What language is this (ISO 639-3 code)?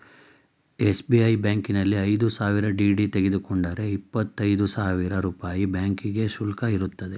kan